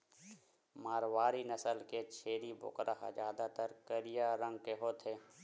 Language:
Chhattisgarhi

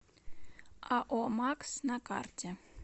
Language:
Russian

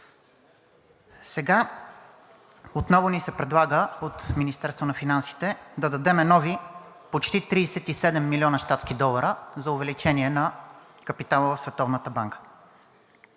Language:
Bulgarian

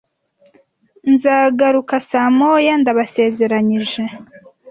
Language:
Kinyarwanda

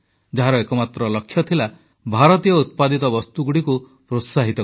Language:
Odia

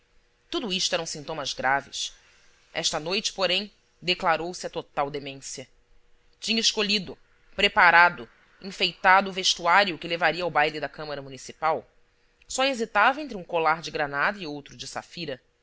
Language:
Portuguese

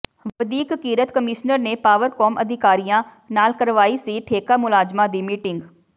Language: Punjabi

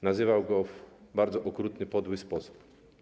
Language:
Polish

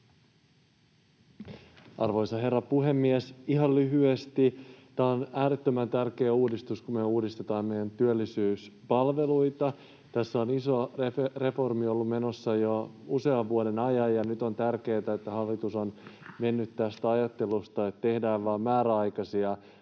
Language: Finnish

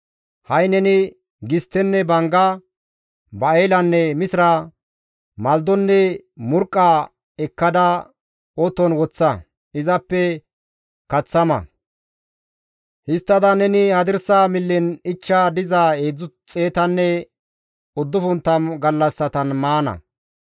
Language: Gamo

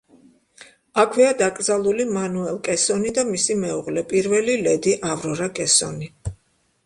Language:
Georgian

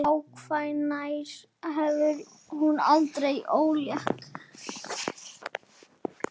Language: Icelandic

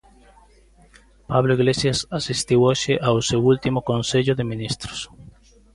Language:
Galician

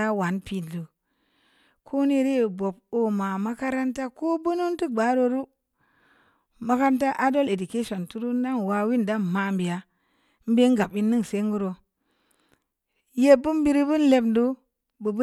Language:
Samba Leko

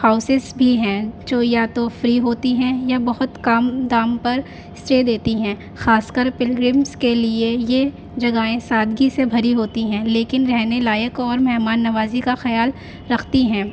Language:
Urdu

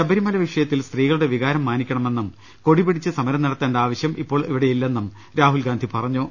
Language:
Malayalam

